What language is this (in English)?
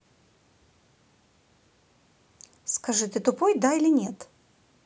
Russian